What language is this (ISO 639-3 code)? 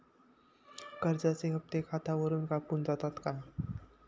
mar